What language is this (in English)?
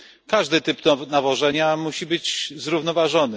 Polish